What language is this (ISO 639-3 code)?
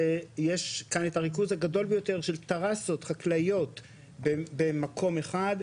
heb